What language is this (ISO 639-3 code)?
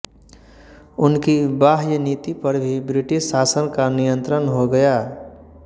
hin